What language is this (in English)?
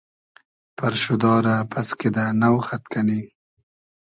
Hazaragi